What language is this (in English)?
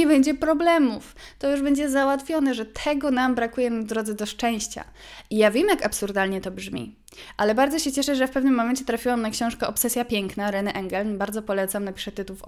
Polish